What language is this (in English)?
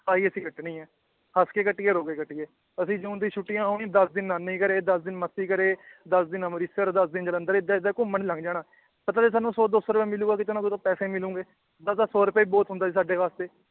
Punjabi